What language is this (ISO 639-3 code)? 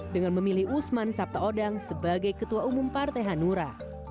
ind